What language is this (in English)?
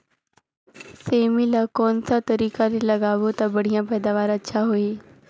Chhattisgarhi